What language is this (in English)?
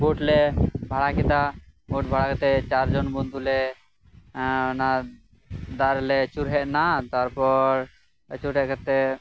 Santali